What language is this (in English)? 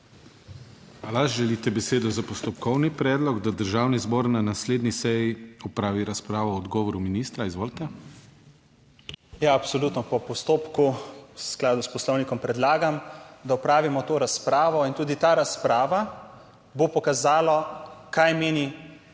Slovenian